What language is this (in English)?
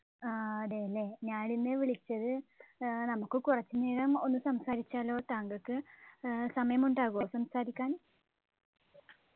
Malayalam